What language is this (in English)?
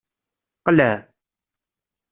Kabyle